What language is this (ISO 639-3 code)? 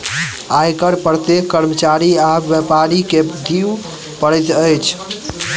mai